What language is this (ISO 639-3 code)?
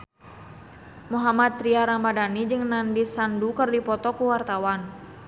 sun